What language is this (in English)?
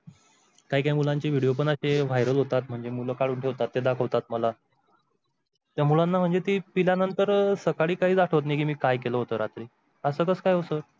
Marathi